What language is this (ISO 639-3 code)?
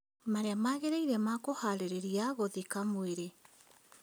kik